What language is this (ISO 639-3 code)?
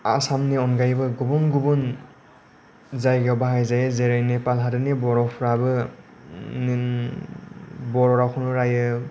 brx